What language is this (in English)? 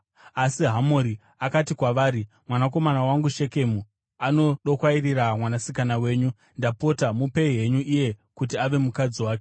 Shona